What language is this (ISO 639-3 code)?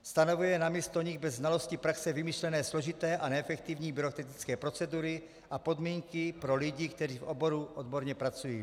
ces